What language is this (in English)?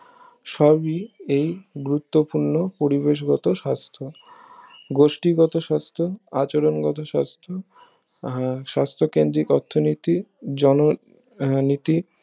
Bangla